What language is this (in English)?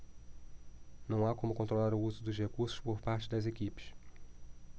Portuguese